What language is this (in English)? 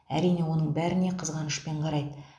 Kazakh